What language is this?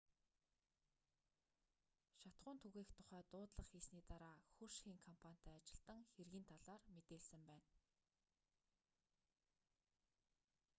Mongolian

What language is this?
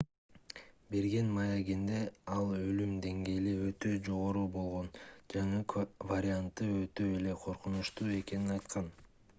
Kyrgyz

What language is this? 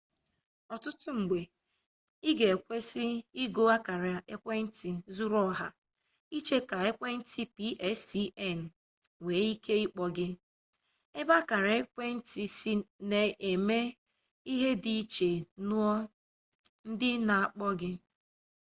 Igbo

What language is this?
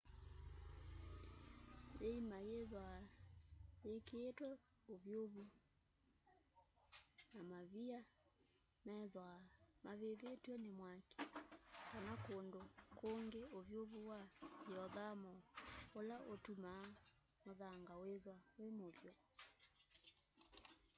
Kamba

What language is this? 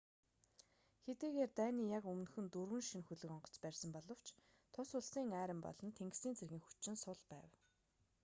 Mongolian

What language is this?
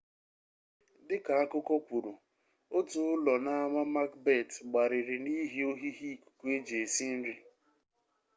Igbo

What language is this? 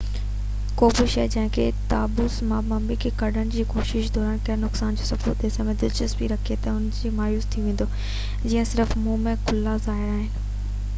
Sindhi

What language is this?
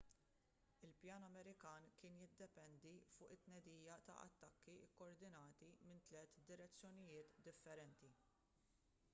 Maltese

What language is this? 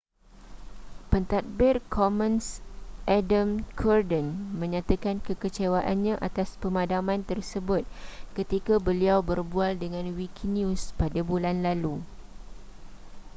Malay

